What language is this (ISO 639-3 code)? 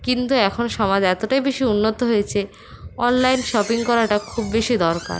ben